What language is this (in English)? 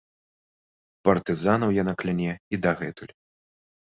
Belarusian